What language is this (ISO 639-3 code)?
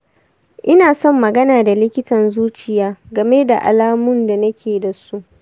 hau